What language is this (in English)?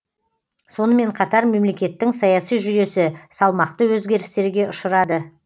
Kazakh